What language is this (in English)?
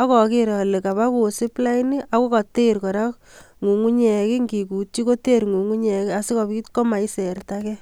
Kalenjin